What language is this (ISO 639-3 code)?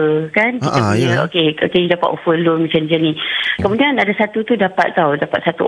msa